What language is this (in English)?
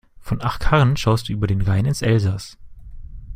German